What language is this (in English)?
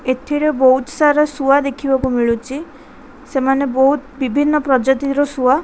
Odia